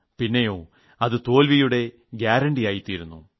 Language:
Malayalam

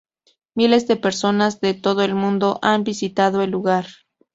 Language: Spanish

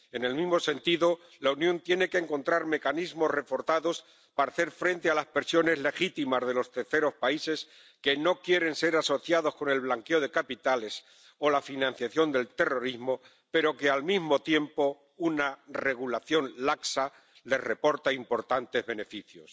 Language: Spanish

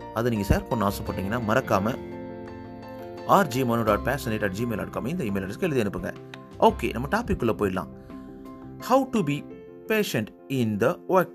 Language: Tamil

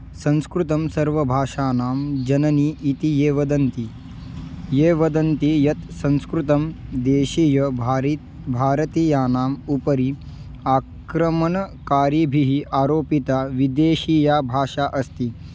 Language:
Sanskrit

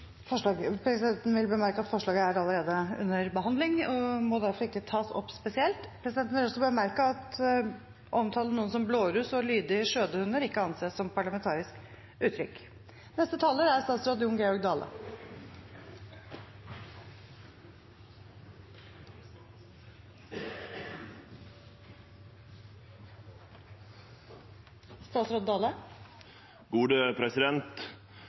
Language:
Norwegian Bokmål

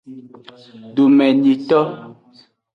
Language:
Aja (Benin)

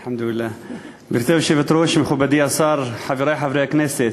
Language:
Hebrew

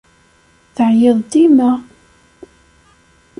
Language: Kabyle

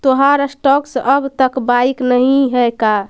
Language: Magahi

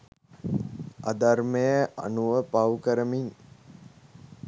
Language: Sinhala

